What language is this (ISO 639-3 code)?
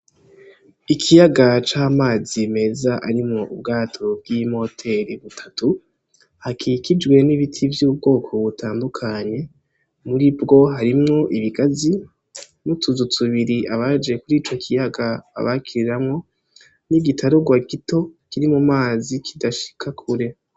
run